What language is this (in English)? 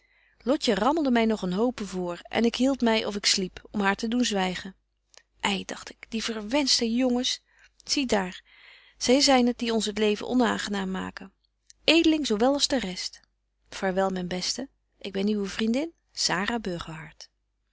Dutch